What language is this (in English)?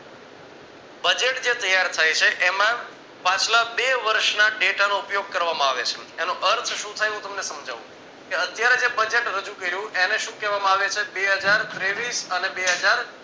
Gujarati